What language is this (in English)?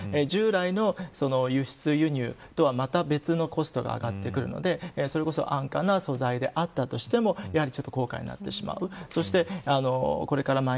Japanese